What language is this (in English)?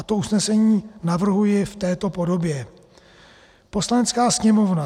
Czech